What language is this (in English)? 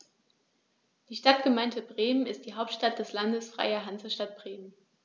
German